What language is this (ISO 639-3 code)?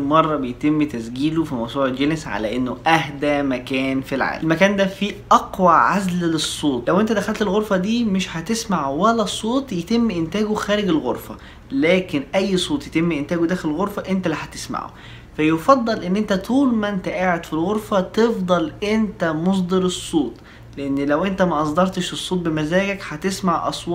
ara